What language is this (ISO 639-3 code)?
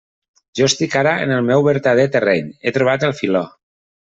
cat